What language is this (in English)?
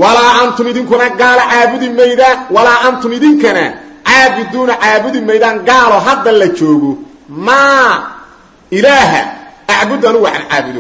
Arabic